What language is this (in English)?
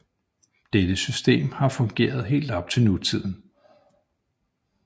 Danish